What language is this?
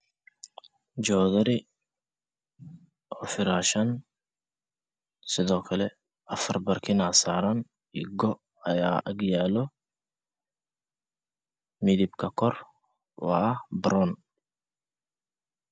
Somali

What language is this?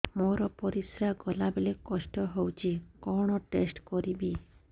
Odia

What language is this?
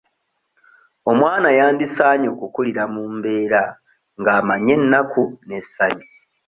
Ganda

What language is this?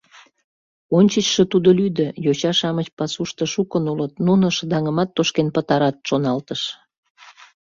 Mari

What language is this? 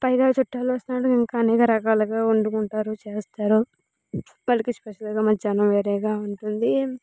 Telugu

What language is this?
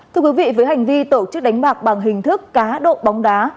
Vietnamese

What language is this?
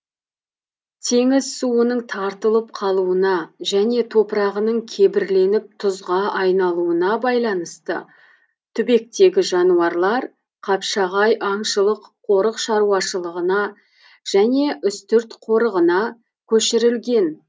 Kazakh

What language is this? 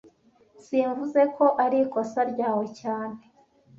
Kinyarwanda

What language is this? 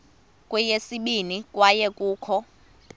Xhosa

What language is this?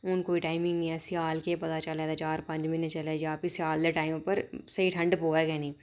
Dogri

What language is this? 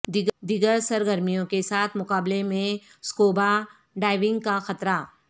Urdu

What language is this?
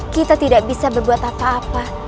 Indonesian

